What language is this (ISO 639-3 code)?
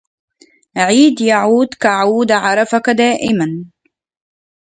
ara